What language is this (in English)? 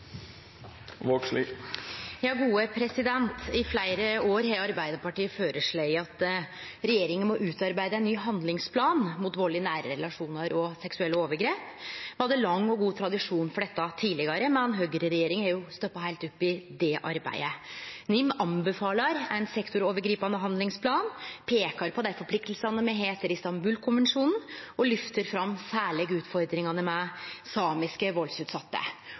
Norwegian Nynorsk